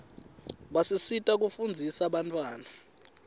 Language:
Swati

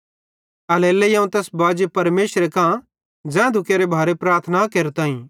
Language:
Bhadrawahi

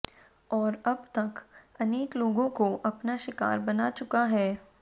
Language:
Hindi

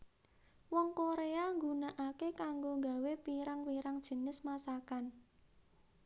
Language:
Javanese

